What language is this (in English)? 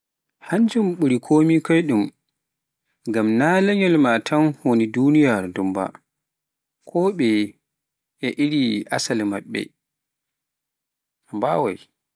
Pular